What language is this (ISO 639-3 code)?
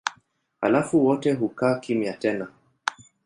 swa